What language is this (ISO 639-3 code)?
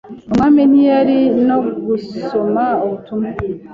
kin